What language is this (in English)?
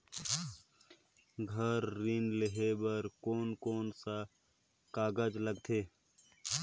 Chhattisgarhi